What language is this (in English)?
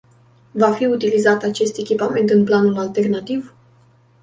Romanian